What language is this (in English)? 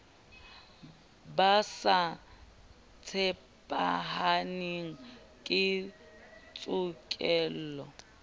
Southern Sotho